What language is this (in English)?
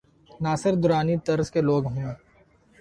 Urdu